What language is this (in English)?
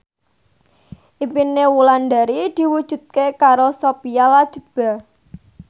Javanese